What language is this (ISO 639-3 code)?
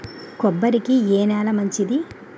tel